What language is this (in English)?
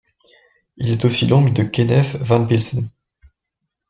French